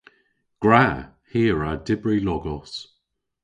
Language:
Cornish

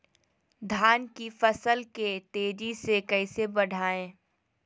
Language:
Magahi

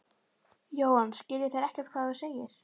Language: Icelandic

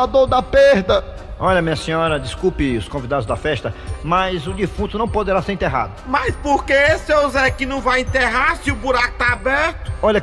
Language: Portuguese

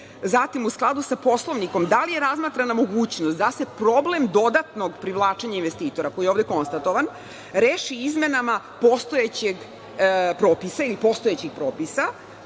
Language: Serbian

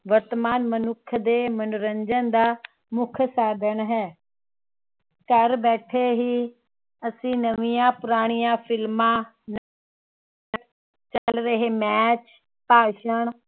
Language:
Punjabi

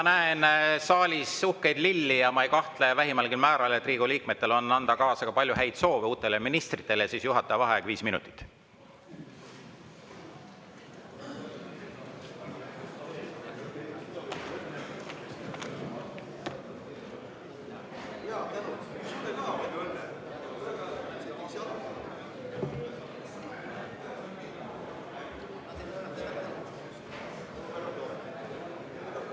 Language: Estonian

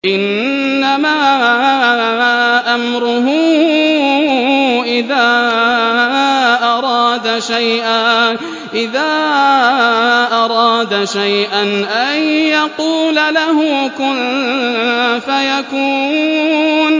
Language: Arabic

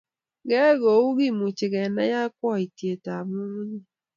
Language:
Kalenjin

